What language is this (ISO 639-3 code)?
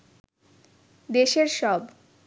ben